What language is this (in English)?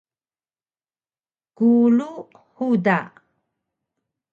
Taroko